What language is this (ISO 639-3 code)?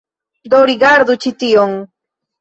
epo